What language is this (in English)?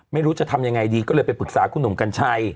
Thai